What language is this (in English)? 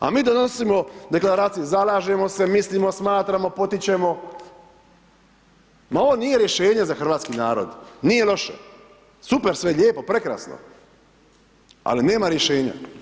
Croatian